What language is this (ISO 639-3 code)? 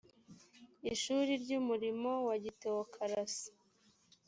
kin